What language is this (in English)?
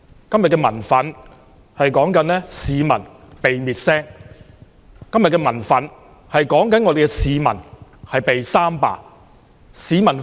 Cantonese